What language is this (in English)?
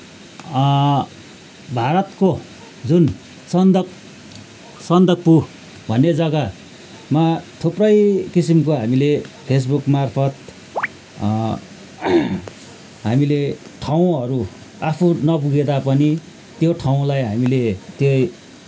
Nepali